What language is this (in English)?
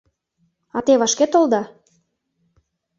Mari